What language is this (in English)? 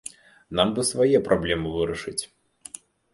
Belarusian